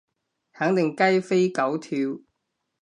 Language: Cantonese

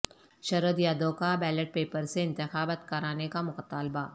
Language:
Urdu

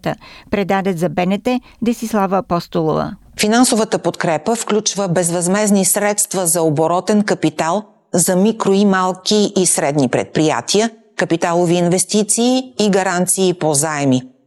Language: Bulgarian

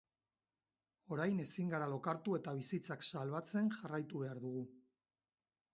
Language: Basque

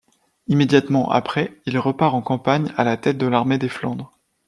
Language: French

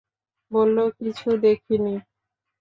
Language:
Bangla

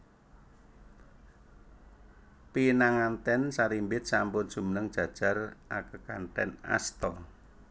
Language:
Javanese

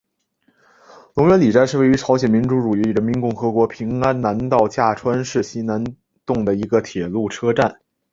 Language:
Chinese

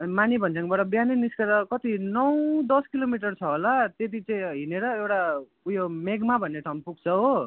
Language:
Nepali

